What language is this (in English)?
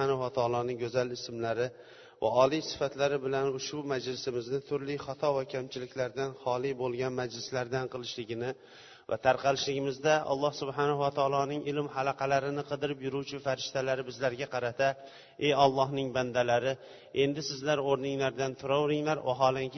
Bulgarian